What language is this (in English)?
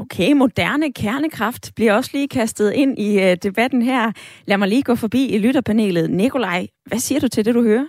Danish